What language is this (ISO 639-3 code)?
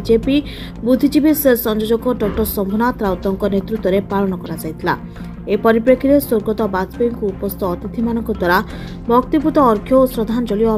ron